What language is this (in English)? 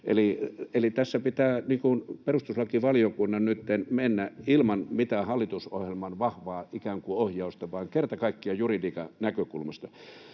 Finnish